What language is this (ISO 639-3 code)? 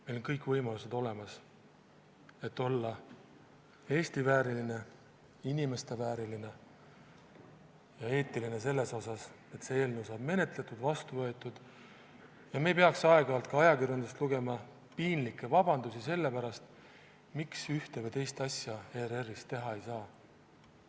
est